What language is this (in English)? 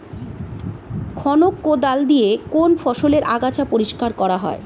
Bangla